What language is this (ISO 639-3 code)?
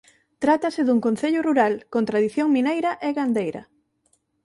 glg